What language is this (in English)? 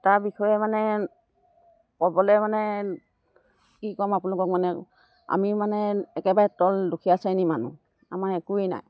Assamese